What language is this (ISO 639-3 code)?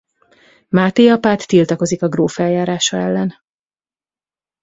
hun